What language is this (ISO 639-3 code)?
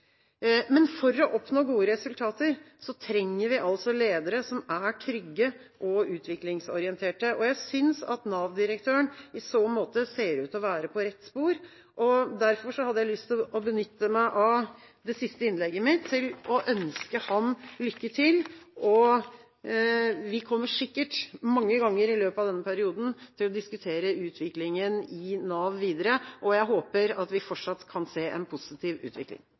nob